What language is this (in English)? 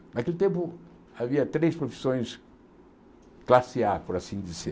Portuguese